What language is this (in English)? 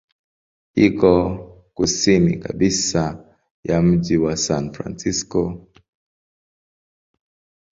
Swahili